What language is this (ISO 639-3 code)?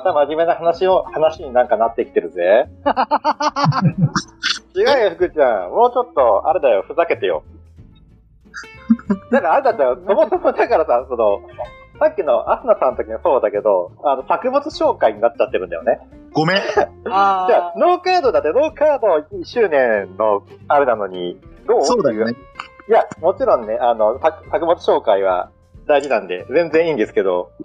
jpn